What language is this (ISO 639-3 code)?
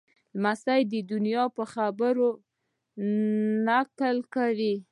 pus